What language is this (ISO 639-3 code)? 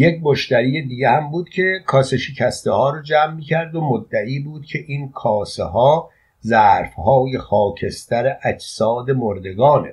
fas